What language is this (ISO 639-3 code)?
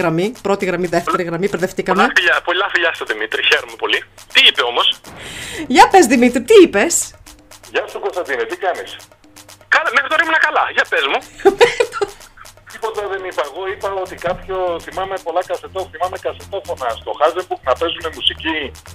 ell